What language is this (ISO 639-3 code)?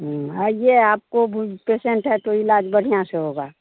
hin